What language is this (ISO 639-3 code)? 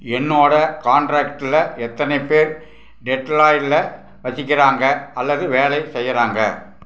tam